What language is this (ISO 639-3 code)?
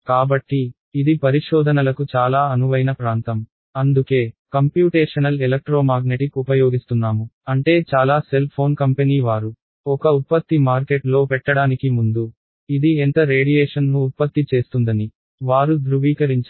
tel